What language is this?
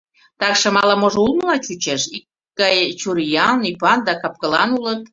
Mari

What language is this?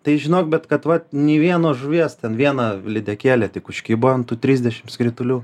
Lithuanian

